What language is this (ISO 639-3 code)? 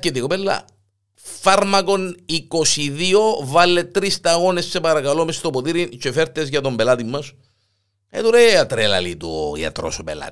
ell